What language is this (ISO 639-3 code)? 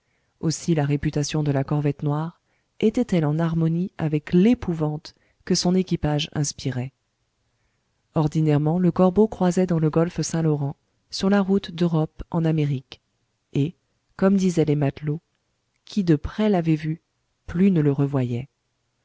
fra